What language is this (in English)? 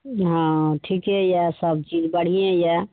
Maithili